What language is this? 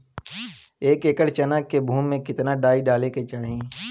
Bhojpuri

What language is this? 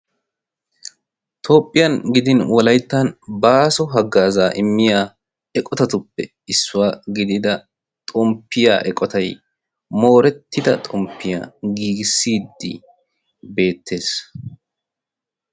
Wolaytta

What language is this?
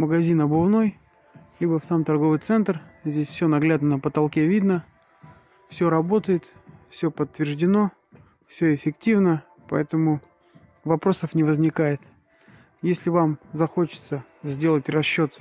Russian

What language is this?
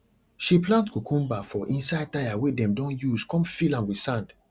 Nigerian Pidgin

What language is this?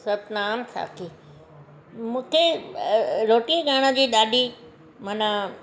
Sindhi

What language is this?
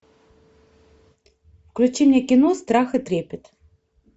Russian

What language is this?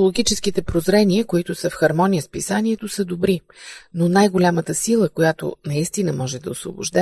Bulgarian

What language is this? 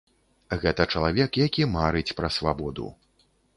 Belarusian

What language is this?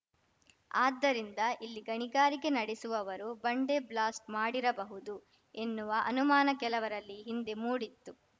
Kannada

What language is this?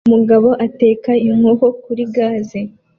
Kinyarwanda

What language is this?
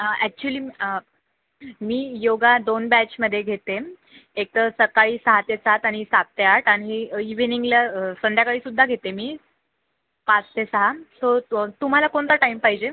Marathi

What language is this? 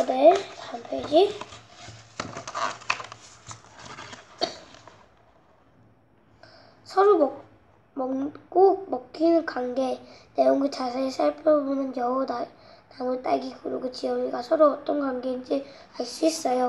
Korean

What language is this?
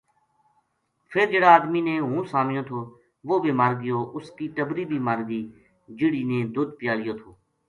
Gujari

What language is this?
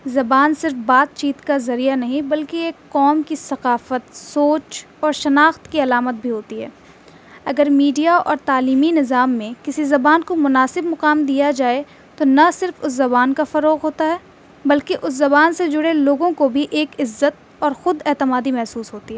Urdu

